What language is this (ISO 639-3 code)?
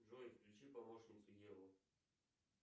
rus